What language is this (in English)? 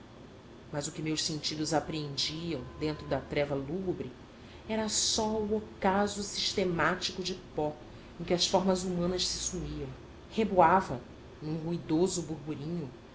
Portuguese